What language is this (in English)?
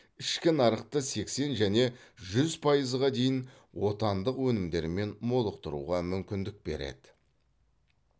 Kazakh